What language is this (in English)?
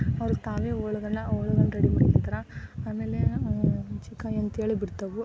Kannada